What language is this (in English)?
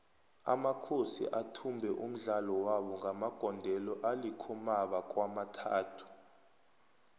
South Ndebele